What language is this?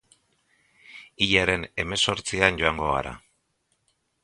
Basque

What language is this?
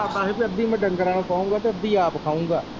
Punjabi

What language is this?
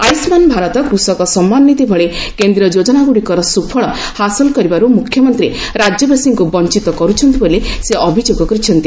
Odia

